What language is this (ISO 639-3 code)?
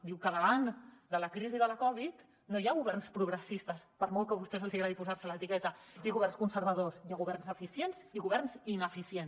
cat